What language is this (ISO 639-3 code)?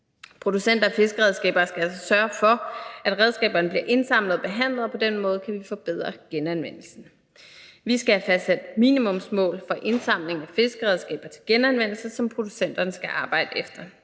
dan